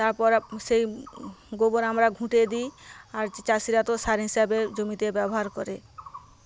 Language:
Bangla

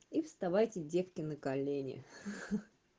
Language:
Russian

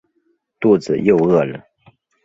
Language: Chinese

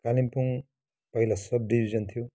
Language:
Nepali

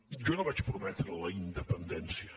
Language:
Catalan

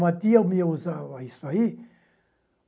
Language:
Portuguese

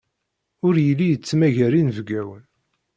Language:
Kabyle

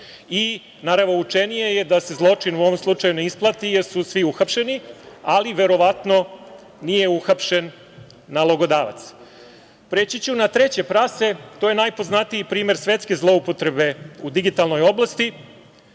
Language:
Serbian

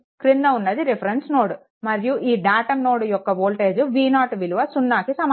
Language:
Telugu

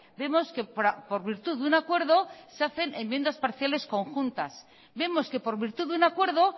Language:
Spanish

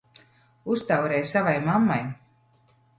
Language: Latvian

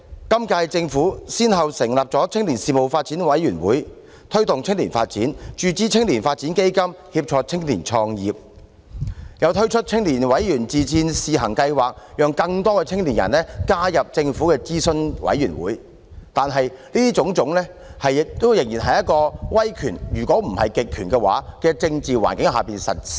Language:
Cantonese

